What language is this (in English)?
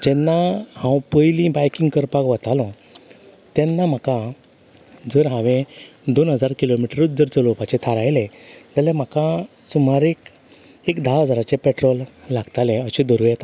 Konkani